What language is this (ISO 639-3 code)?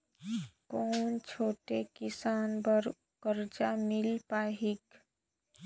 hne